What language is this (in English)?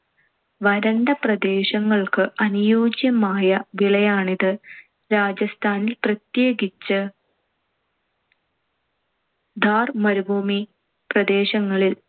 Malayalam